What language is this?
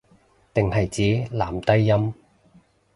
Cantonese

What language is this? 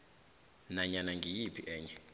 South Ndebele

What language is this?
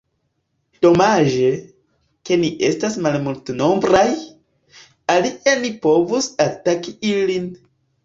Esperanto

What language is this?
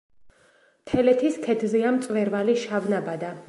Georgian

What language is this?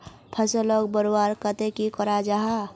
Magahi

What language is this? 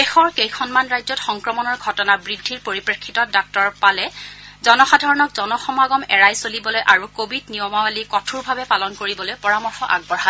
Assamese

